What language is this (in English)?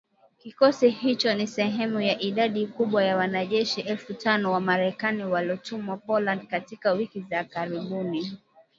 Swahili